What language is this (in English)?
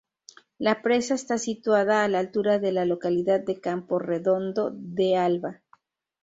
Spanish